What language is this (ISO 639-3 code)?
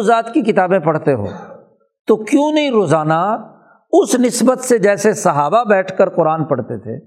urd